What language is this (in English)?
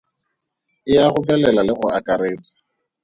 Tswana